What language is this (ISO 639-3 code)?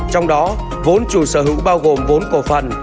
vie